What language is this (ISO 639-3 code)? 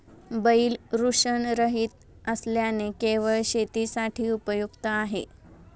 mar